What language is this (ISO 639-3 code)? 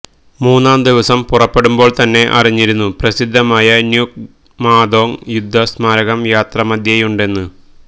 mal